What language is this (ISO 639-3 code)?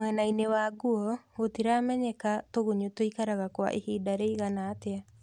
kik